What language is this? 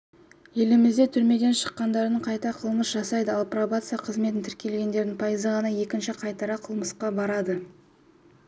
Kazakh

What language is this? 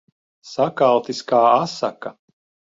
Latvian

